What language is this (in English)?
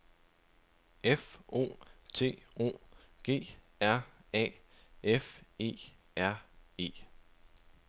Danish